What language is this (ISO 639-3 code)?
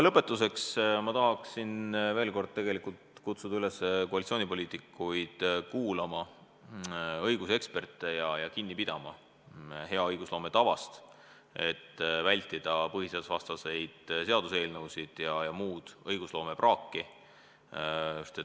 est